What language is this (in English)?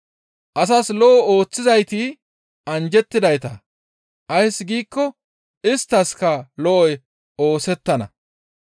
Gamo